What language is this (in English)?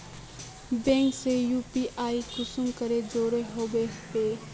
Magahi